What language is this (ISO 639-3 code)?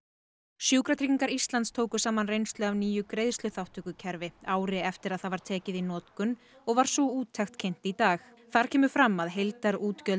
isl